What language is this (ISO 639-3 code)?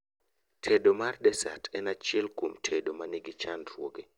luo